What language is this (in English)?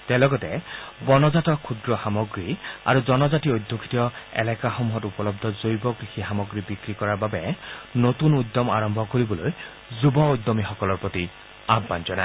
Assamese